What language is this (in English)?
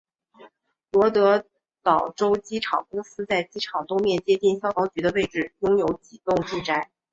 Chinese